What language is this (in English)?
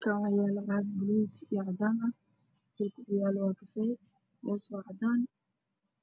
Somali